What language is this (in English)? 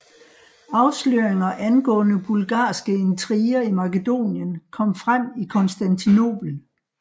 Danish